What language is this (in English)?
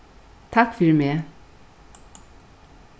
Faroese